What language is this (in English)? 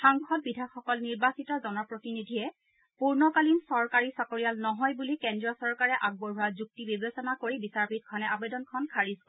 Assamese